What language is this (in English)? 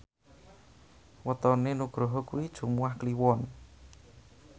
Javanese